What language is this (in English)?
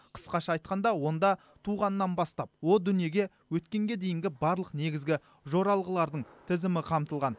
Kazakh